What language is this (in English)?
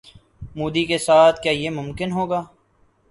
Urdu